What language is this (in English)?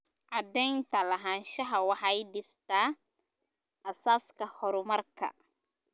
Somali